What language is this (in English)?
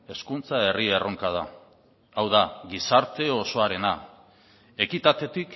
Basque